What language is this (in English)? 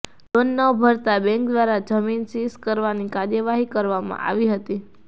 Gujarati